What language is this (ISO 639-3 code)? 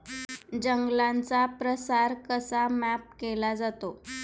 mar